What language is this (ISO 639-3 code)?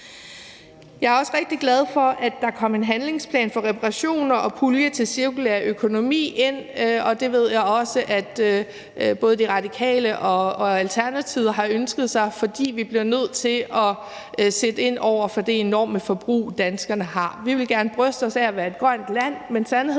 dan